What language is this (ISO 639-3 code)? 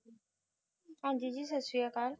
pan